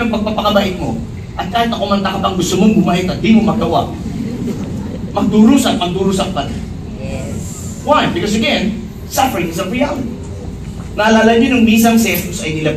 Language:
Filipino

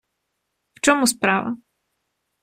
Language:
Ukrainian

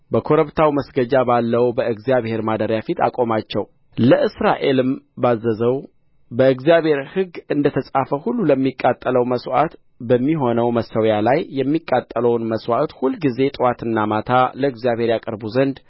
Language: Amharic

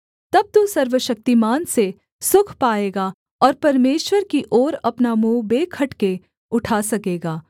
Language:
Hindi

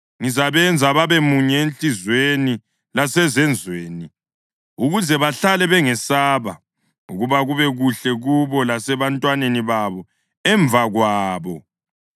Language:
North Ndebele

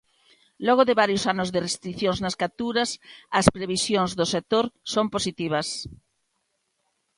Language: Galician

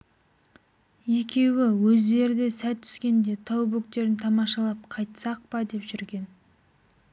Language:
Kazakh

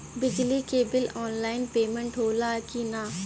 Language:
Bhojpuri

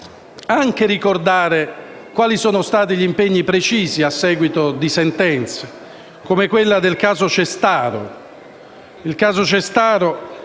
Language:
Italian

